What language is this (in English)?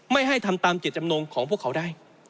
Thai